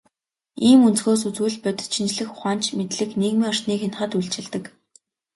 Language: Mongolian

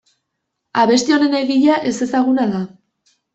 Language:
Basque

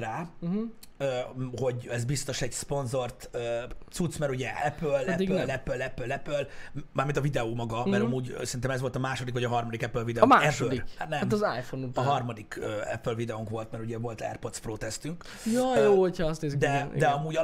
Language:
Hungarian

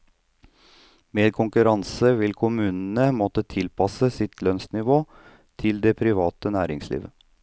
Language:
Norwegian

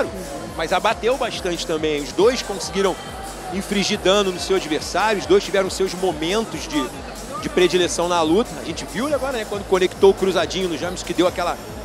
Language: Portuguese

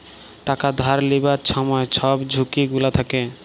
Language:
Bangla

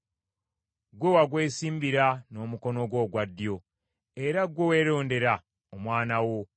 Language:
Ganda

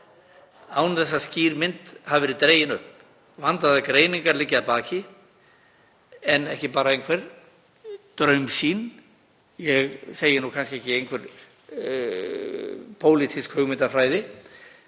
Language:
Icelandic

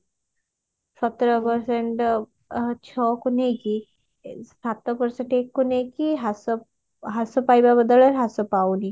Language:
Odia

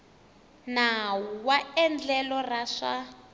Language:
Tsonga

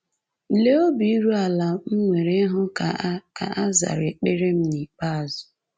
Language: Igbo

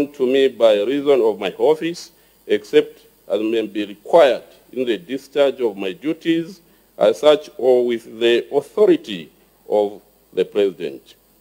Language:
English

